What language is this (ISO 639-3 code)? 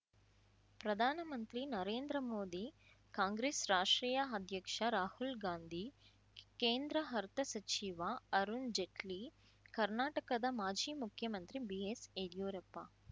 kan